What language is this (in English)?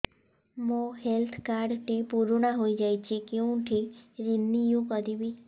Odia